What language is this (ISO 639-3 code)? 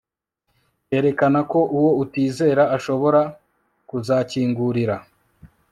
kin